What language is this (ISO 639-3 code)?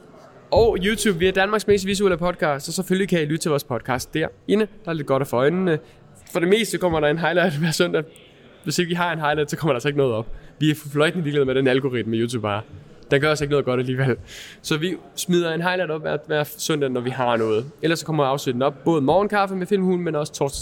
dan